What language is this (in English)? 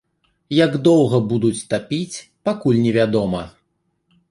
Belarusian